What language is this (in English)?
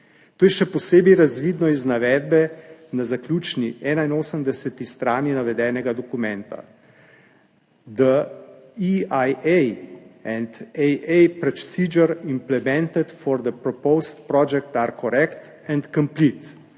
Slovenian